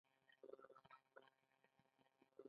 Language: Pashto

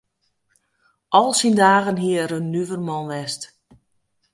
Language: Western Frisian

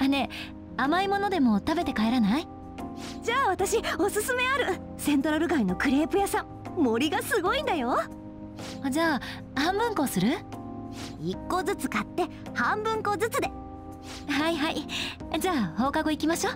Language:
Japanese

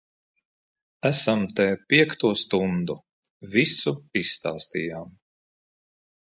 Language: Latvian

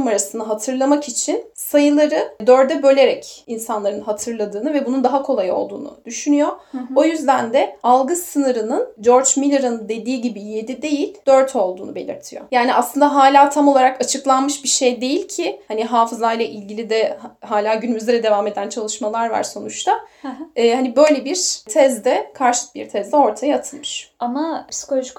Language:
Turkish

